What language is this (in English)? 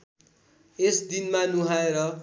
Nepali